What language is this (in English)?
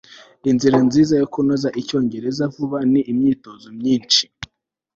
Kinyarwanda